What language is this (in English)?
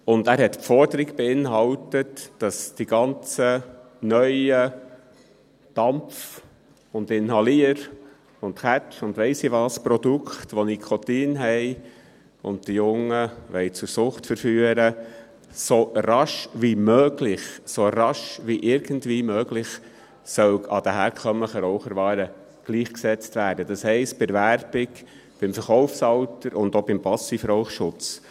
Swiss German